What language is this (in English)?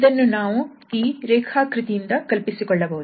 Kannada